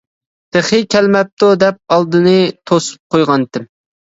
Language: Uyghur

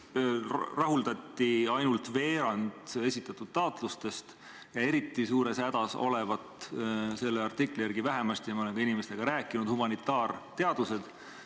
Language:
Estonian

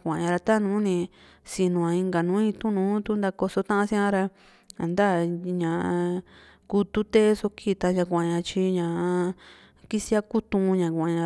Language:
Juxtlahuaca Mixtec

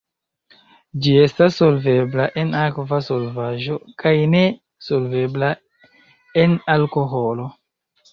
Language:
Esperanto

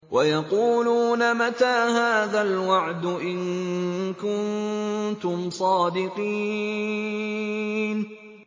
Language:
Arabic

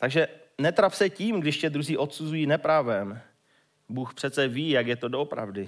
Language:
Czech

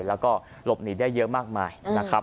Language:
Thai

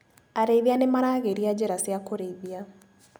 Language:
Kikuyu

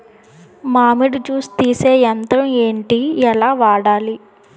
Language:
Telugu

